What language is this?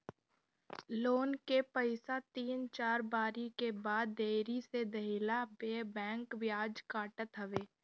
Bhojpuri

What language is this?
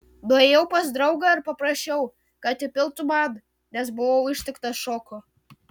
Lithuanian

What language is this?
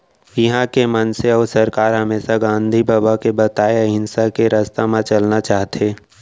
Chhattisgarhi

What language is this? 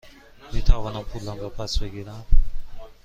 Persian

